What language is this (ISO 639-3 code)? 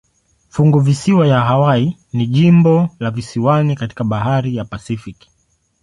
swa